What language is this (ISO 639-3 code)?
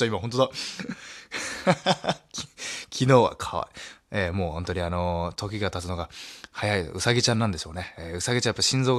jpn